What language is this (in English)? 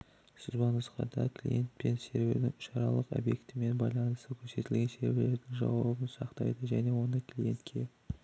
Kazakh